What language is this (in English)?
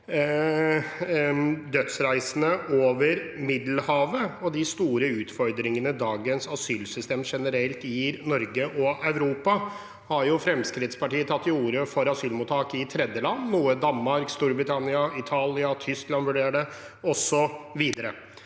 Norwegian